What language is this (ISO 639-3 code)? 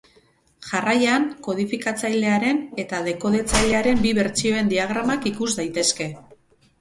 eus